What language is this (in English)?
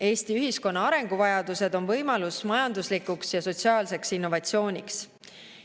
Estonian